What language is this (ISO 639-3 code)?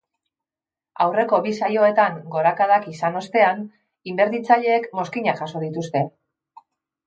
eus